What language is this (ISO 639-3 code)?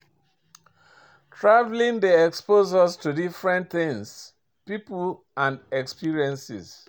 pcm